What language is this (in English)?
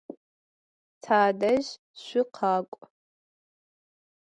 Adyghe